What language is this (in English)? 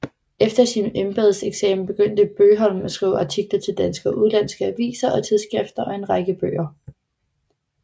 Danish